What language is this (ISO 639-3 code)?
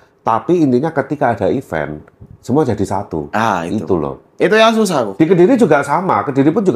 ind